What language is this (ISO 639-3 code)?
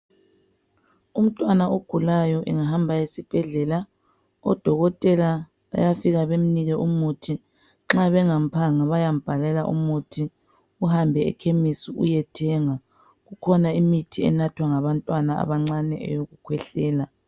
nde